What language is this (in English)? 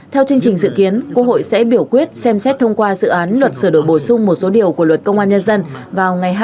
Vietnamese